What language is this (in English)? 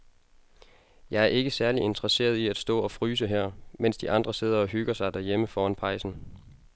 Danish